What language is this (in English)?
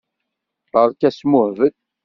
Kabyle